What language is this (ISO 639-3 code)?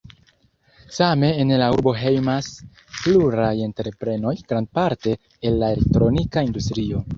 epo